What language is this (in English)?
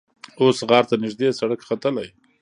Pashto